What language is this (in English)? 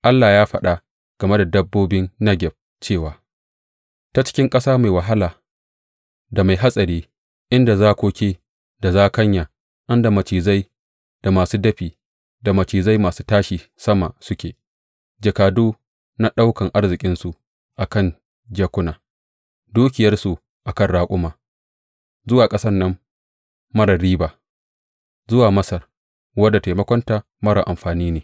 Hausa